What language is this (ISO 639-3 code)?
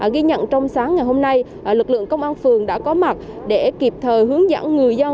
vie